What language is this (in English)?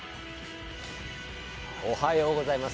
Japanese